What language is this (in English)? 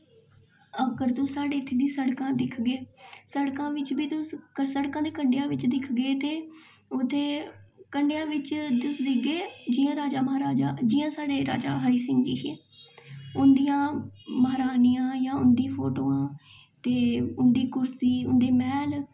Dogri